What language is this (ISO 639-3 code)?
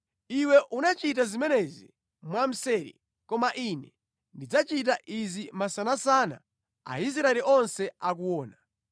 nya